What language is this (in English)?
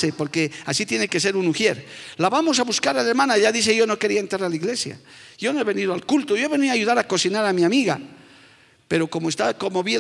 Spanish